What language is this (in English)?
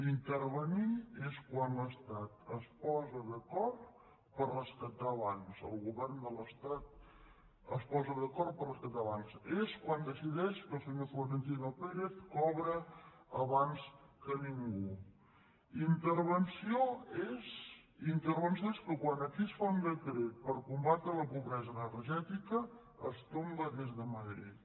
Catalan